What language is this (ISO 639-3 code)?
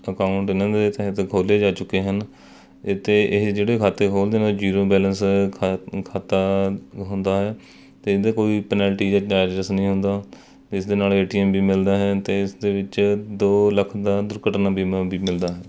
pan